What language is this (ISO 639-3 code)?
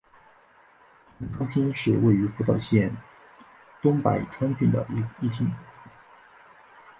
zho